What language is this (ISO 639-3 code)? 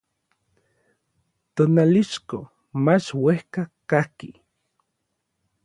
nlv